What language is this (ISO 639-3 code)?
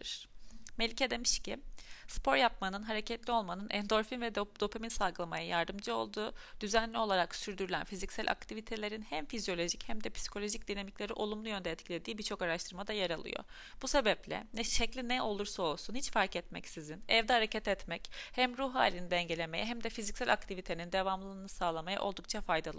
tur